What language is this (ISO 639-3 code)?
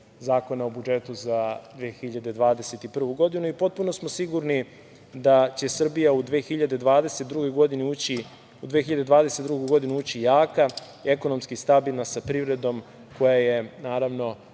srp